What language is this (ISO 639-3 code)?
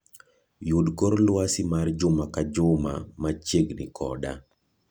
luo